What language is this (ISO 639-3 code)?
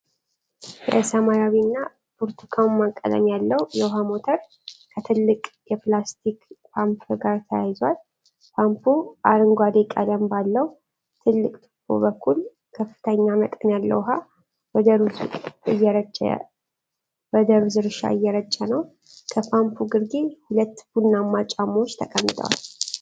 amh